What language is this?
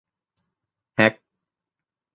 Thai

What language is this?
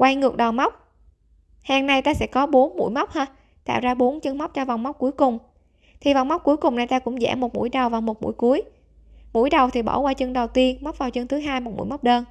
Vietnamese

